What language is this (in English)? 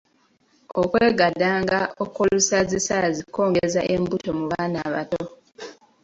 Ganda